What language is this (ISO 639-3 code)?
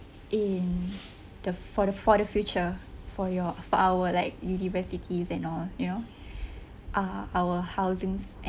eng